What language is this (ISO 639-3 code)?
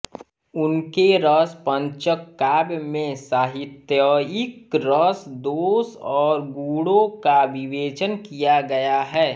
hin